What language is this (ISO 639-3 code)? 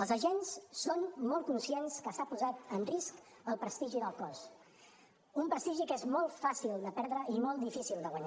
cat